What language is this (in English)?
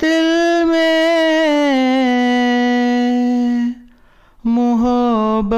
Urdu